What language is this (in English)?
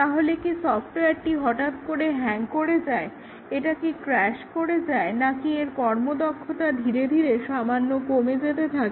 Bangla